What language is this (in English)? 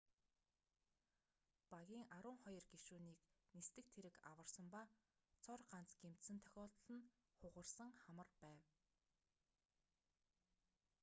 Mongolian